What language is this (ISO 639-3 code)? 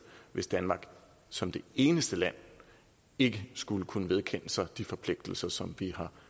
dan